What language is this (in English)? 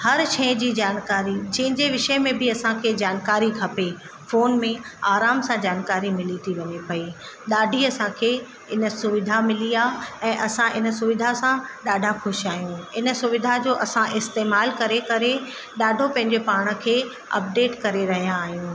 Sindhi